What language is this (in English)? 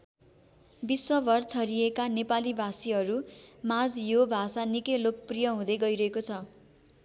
Nepali